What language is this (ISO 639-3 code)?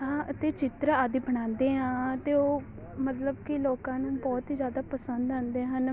pan